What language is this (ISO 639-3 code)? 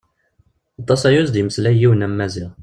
kab